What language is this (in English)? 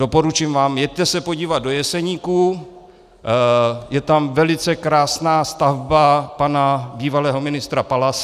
Czech